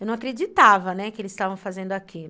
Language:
Portuguese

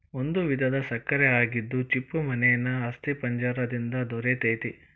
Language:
Kannada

